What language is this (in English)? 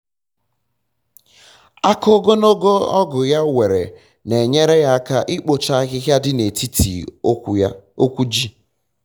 Igbo